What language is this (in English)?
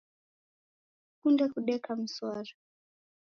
Taita